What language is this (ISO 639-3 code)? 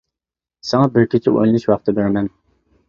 uig